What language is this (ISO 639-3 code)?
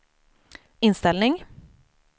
swe